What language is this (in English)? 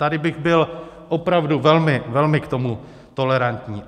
Czech